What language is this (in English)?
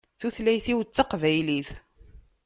Kabyle